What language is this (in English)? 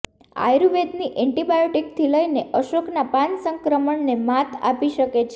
Gujarati